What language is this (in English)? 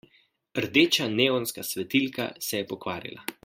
Slovenian